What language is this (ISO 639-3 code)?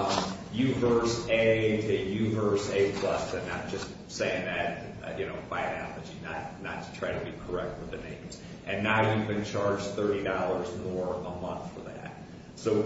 eng